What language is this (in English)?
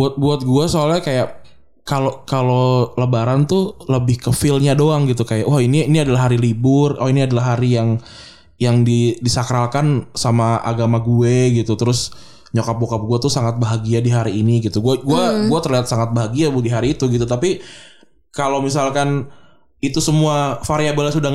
Indonesian